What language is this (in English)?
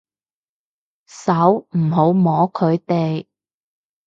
Cantonese